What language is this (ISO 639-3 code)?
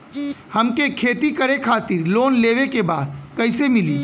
bho